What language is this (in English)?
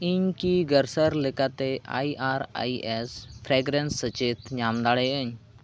Santali